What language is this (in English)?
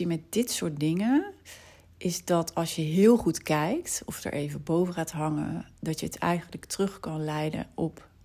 Dutch